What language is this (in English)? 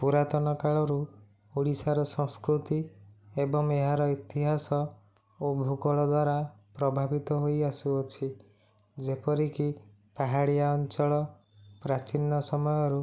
Odia